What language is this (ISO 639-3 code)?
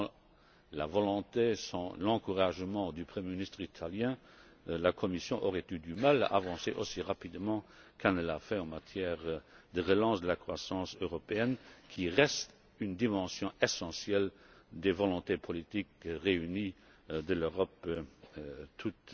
fra